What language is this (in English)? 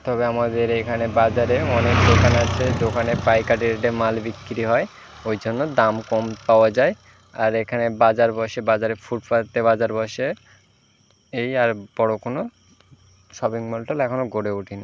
Bangla